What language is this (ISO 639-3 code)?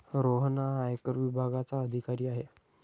mar